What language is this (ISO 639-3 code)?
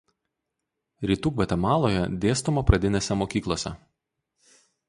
lit